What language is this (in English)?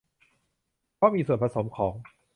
Thai